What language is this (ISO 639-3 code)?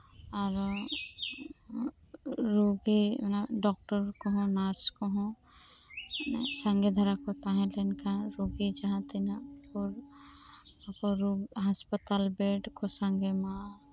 sat